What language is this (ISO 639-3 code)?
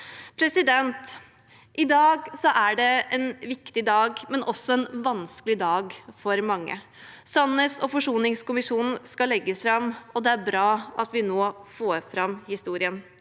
nor